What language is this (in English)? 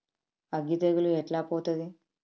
Telugu